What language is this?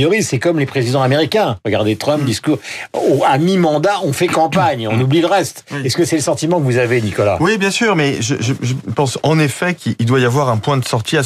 French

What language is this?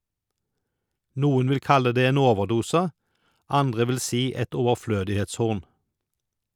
Norwegian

